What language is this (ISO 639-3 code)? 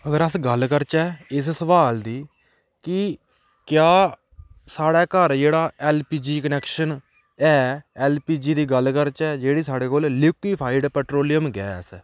doi